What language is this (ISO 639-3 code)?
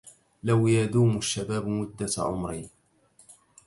ara